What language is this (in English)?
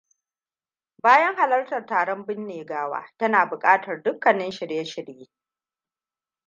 Hausa